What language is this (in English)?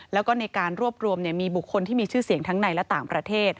Thai